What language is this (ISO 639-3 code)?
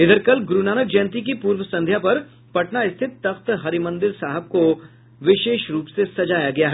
hin